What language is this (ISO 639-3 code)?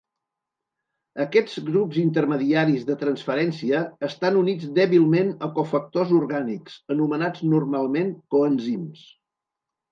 cat